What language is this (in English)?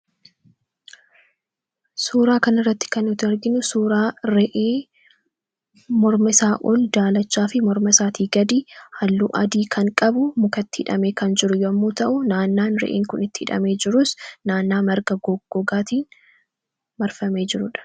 Oromo